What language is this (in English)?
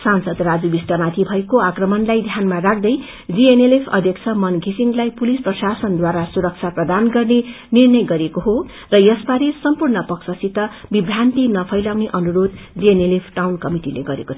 Nepali